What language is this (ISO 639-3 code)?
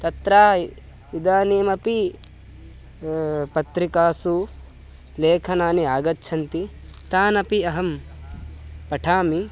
san